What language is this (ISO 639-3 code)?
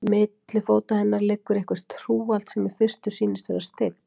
isl